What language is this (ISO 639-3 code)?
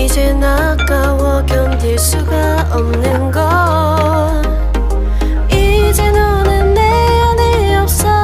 kor